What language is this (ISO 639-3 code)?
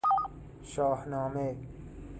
fas